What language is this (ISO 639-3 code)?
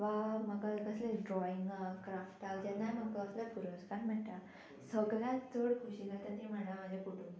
kok